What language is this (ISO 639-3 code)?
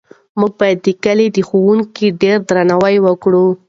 pus